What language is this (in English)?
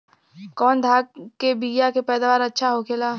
Bhojpuri